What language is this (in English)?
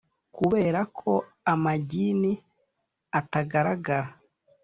Kinyarwanda